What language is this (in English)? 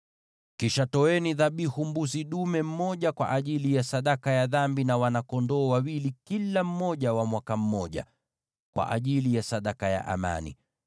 Swahili